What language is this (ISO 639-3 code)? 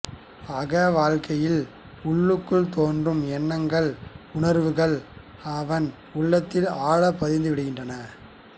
tam